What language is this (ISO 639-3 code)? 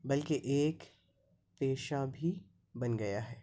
urd